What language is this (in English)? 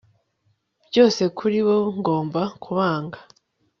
Kinyarwanda